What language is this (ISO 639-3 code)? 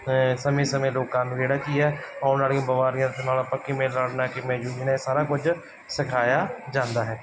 pan